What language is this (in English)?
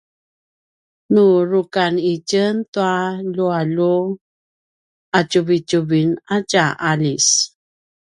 Paiwan